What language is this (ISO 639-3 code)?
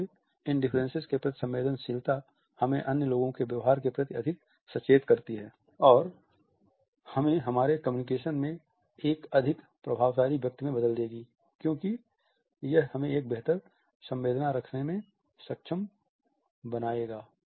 hin